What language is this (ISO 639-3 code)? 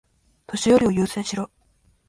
jpn